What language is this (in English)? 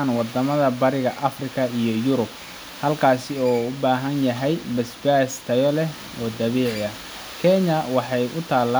Somali